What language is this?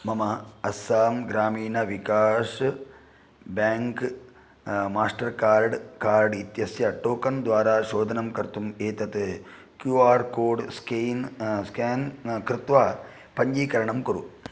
Sanskrit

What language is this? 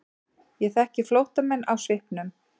Icelandic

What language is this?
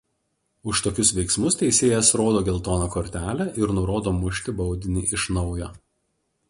Lithuanian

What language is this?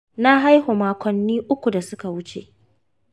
Hausa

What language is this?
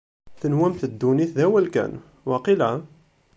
Kabyle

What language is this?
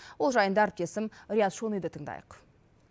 Kazakh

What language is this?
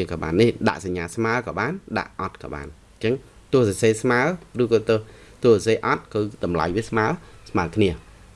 Vietnamese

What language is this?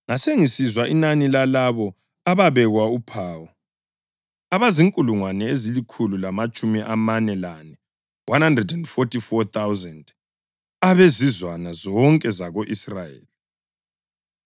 North Ndebele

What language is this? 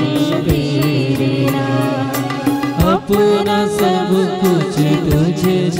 Telugu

